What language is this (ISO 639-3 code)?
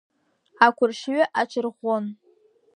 abk